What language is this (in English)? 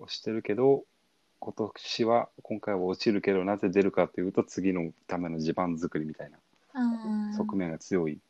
Japanese